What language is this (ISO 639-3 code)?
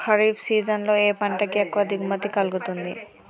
tel